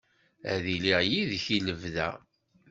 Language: Kabyle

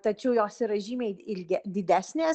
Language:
Lithuanian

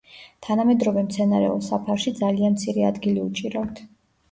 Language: Georgian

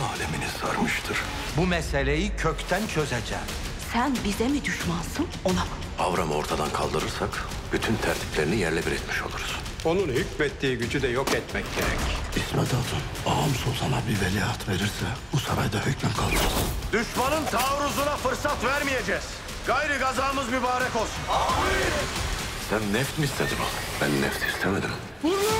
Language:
Turkish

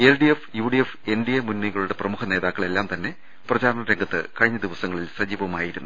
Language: Malayalam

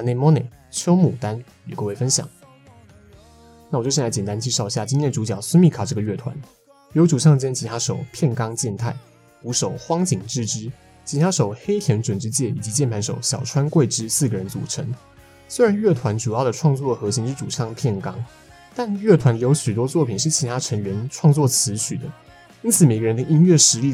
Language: Chinese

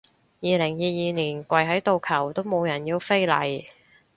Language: Cantonese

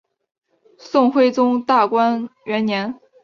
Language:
Chinese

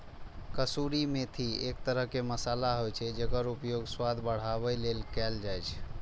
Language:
Maithili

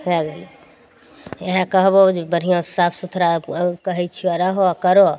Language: Maithili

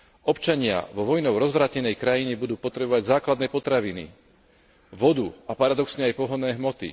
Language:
Slovak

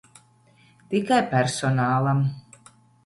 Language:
Latvian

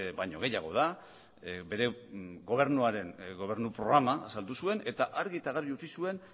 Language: Basque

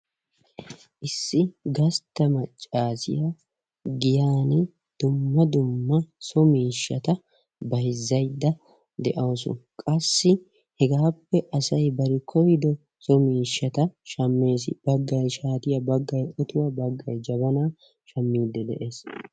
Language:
Wolaytta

